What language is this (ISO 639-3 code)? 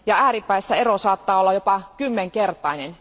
fin